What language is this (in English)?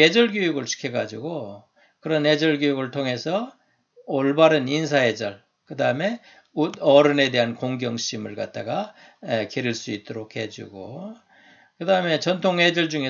Korean